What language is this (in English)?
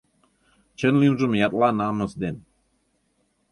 Mari